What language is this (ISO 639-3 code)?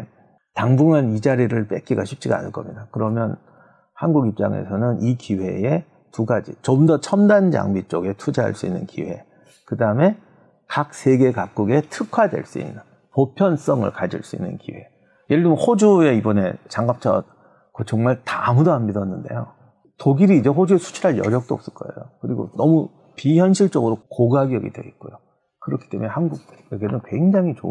kor